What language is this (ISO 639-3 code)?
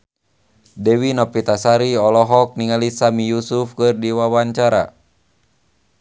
sun